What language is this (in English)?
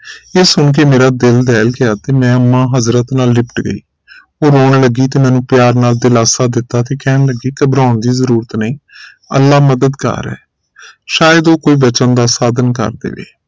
Punjabi